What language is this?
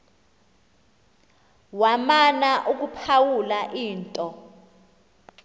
Xhosa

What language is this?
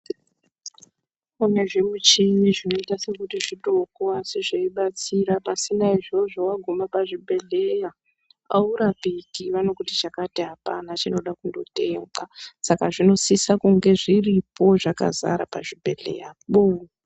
Ndau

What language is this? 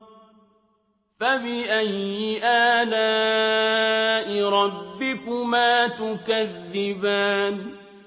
Arabic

